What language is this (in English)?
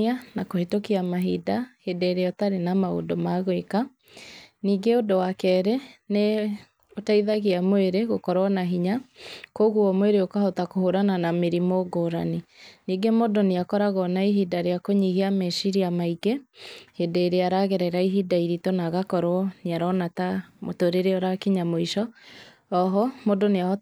Kikuyu